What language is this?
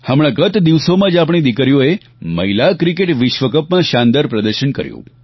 Gujarati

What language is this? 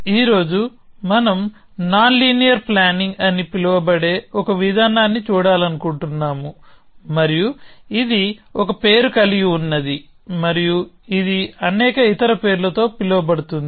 Telugu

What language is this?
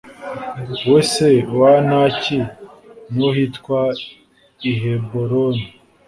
Kinyarwanda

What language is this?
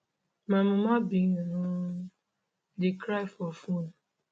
Nigerian Pidgin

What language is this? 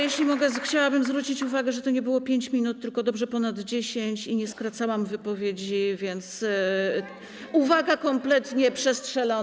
Polish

